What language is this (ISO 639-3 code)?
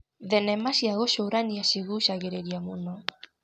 kik